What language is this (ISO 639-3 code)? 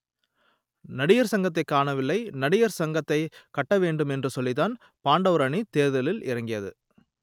tam